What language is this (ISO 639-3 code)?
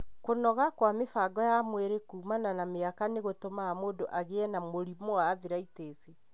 kik